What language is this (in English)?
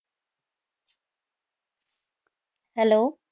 Punjabi